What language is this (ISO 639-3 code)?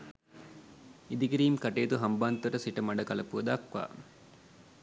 sin